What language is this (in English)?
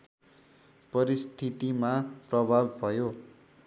Nepali